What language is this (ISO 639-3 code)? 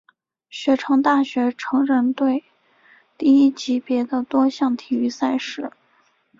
zho